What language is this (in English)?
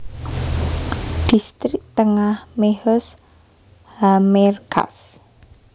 Javanese